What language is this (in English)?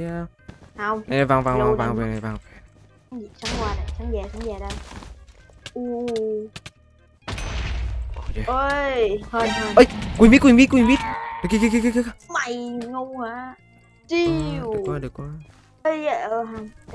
Vietnamese